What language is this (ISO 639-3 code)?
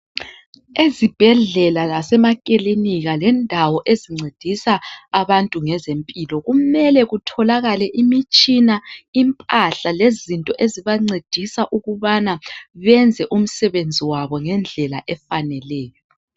nde